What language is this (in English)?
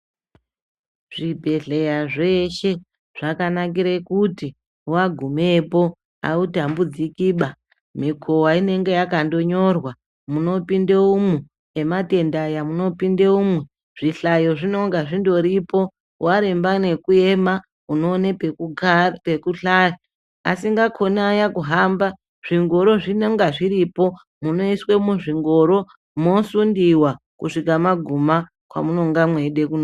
Ndau